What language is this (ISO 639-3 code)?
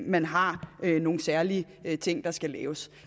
dan